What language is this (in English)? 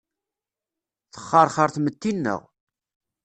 Kabyle